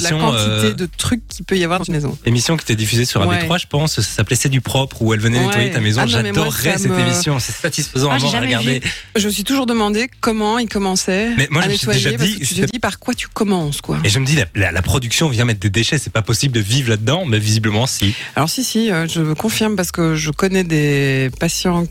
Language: French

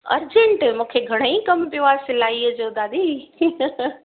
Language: Sindhi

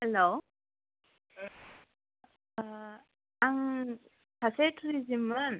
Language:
Bodo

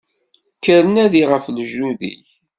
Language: Kabyle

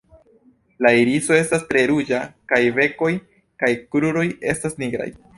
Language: Esperanto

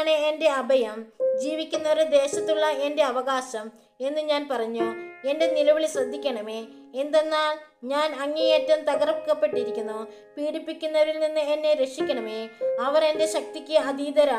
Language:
Malayalam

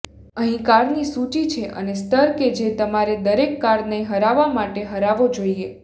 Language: Gujarati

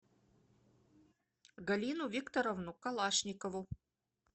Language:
Russian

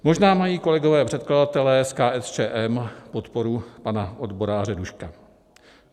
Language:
Czech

